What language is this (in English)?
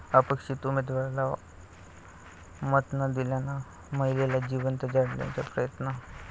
Marathi